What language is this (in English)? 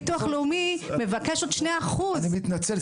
Hebrew